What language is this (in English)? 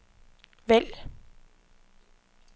Danish